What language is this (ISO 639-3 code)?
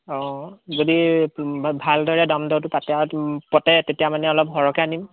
asm